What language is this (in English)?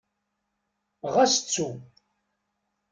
Kabyle